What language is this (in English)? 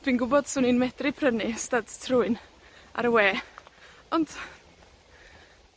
Welsh